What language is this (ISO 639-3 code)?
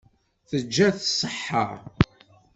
kab